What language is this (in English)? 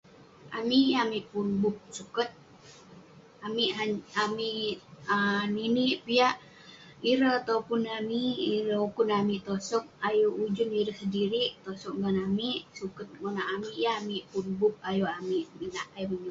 Western Penan